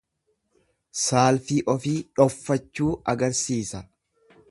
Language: Oromo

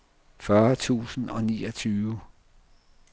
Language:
Danish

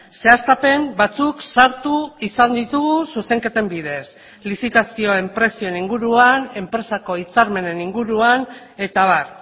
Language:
Basque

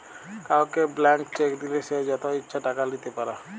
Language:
Bangla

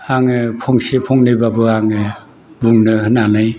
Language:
Bodo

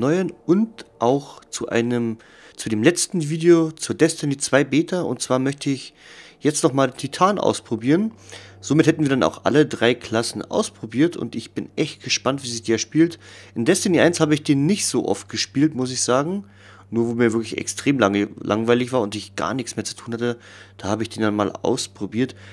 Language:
German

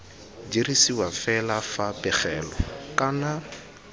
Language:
Tswana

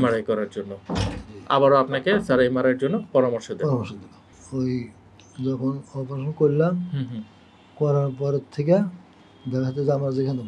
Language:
Turkish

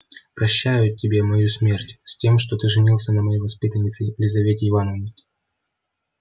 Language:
Russian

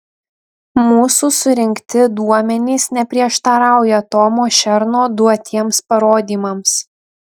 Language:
Lithuanian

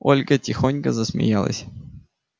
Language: Russian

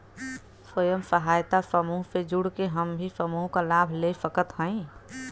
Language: Bhojpuri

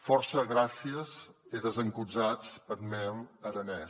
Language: Catalan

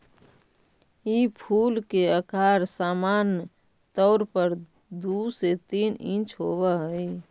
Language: Magahi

